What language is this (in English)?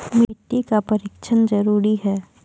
Maithili